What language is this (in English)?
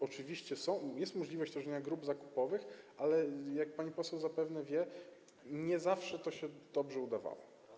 Polish